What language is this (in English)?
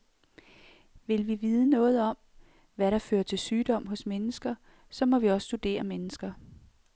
Danish